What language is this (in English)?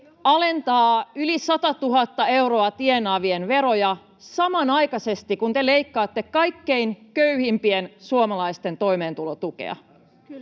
Finnish